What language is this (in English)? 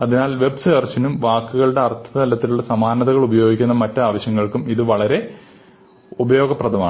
Malayalam